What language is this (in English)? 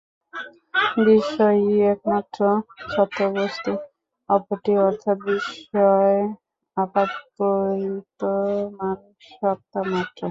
Bangla